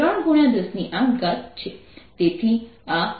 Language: Gujarati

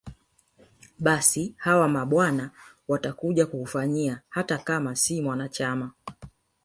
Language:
Swahili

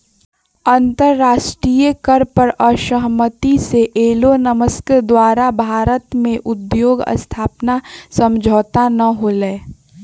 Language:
Magahi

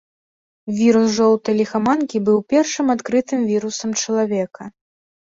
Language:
Belarusian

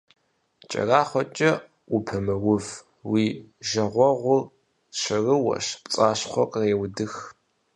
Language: Kabardian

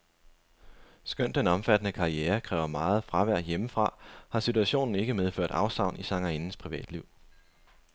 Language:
Danish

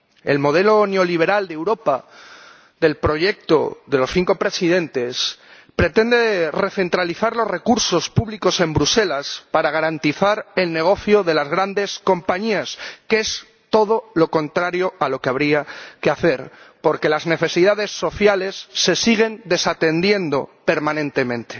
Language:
Spanish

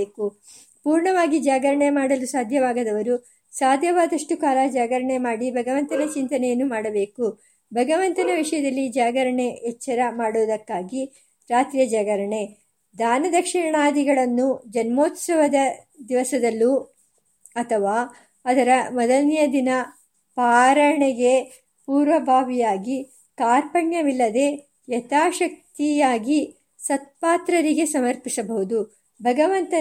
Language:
Kannada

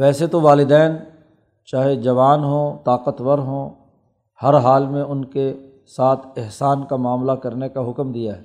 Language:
Urdu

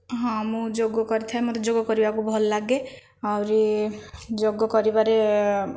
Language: Odia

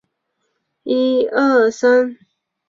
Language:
Chinese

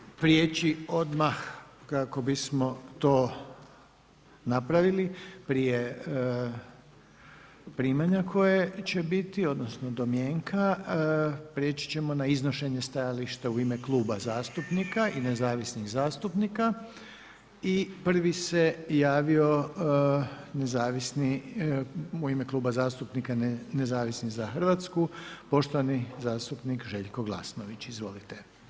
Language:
Croatian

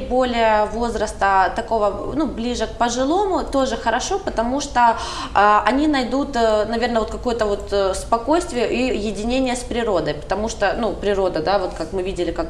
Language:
Russian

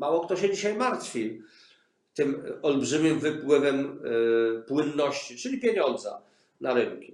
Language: Polish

